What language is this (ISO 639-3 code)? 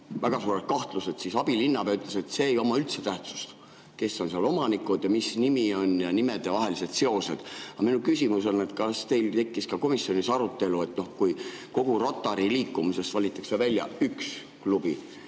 est